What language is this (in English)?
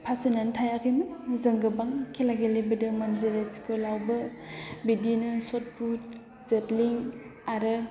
Bodo